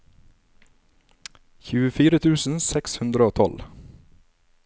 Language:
Norwegian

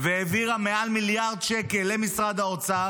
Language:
Hebrew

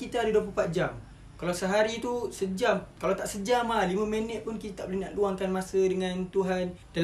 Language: Malay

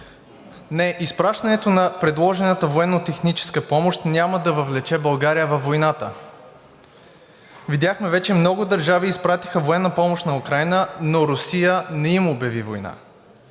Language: Bulgarian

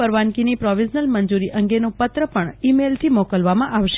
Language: Gujarati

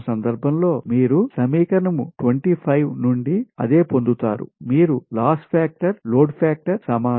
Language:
Telugu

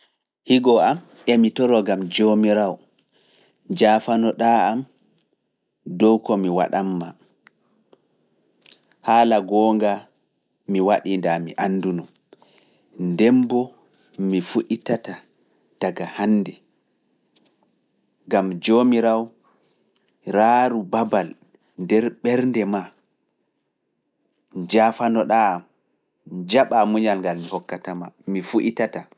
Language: Fula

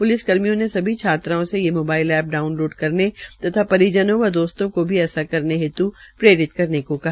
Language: Hindi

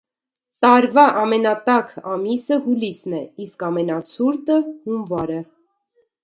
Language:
Armenian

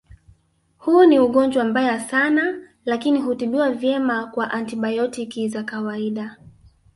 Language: Swahili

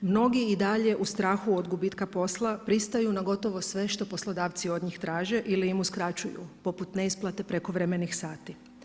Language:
Croatian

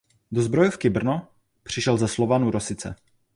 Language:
Czech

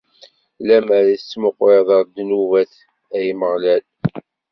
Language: Kabyle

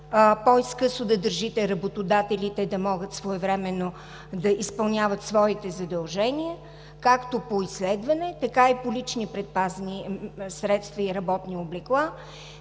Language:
Bulgarian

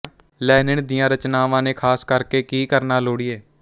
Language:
Punjabi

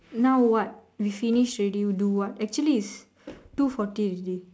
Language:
English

